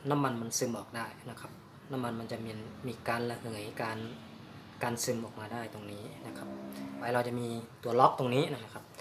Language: Thai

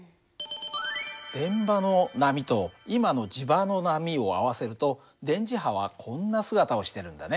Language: Japanese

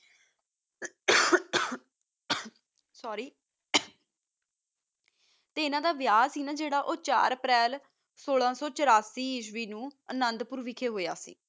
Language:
Punjabi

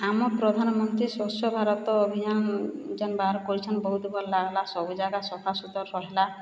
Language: Odia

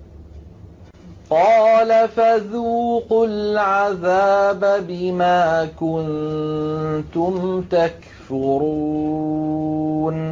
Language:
Arabic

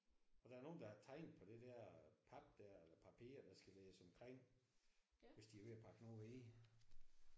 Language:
Danish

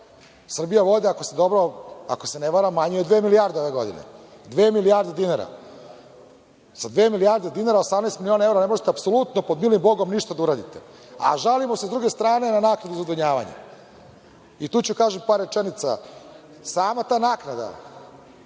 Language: Serbian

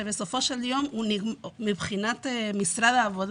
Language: Hebrew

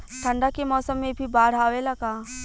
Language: Bhojpuri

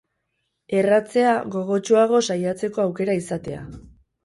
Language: Basque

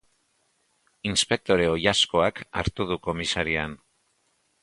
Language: Basque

